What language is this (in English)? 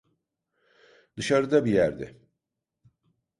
Turkish